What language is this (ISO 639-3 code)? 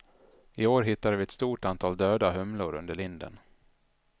swe